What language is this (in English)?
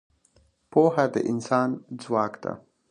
Pashto